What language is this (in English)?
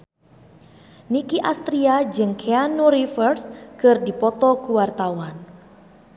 Sundanese